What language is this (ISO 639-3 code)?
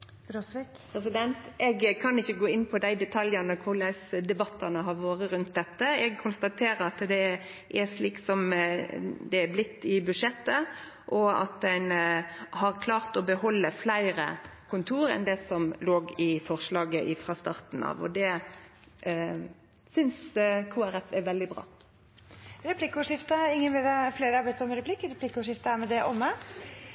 nor